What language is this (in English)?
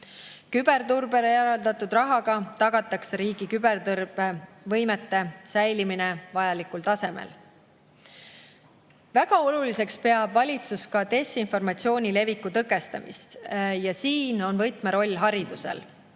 Estonian